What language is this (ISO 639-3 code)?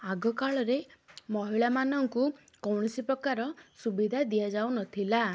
ori